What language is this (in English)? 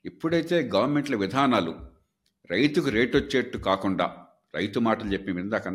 Telugu